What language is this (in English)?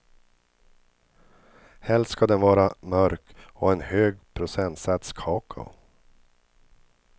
Swedish